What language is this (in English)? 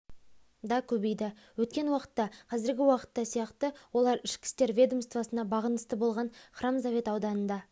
Kazakh